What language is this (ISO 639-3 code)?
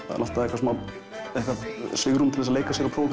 isl